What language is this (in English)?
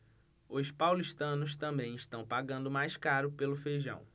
Portuguese